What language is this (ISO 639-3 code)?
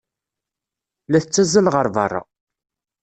kab